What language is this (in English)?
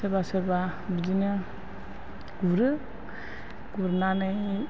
Bodo